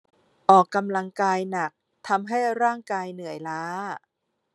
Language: Thai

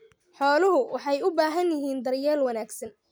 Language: Somali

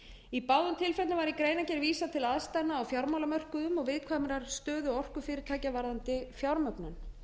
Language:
Icelandic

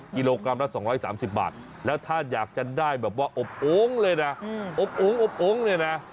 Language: Thai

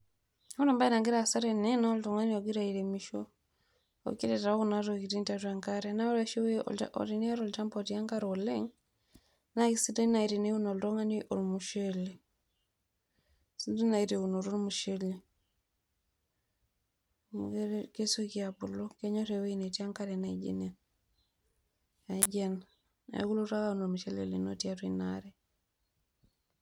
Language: Masai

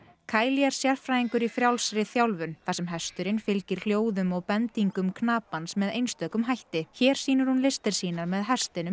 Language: Icelandic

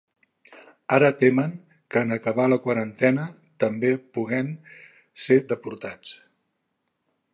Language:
Catalan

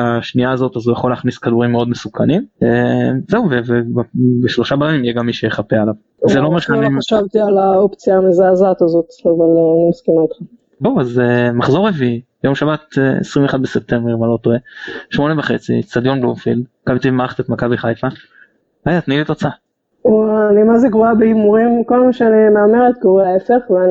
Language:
Hebrew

